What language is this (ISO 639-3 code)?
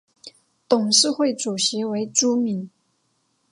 zho